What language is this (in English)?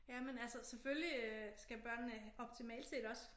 Danish